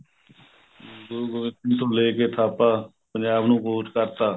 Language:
Punjabi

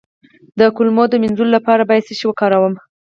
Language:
Pashto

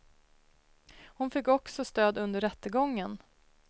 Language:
Swedish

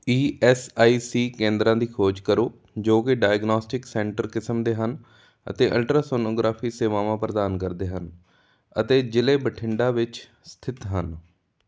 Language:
Punjabi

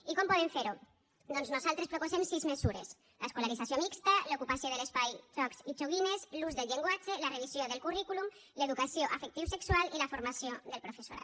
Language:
Catalan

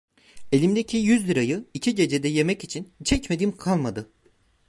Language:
Turkish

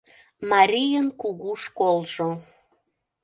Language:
Mari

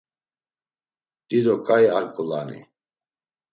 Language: Laz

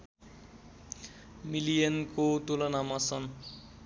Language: Nepali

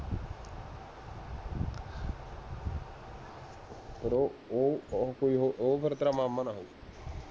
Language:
Punjabi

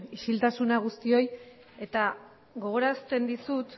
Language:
Basque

